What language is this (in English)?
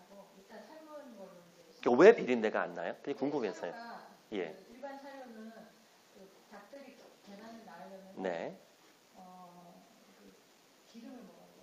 Korean